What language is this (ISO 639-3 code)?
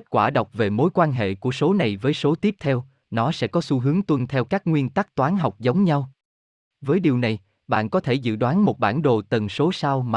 vie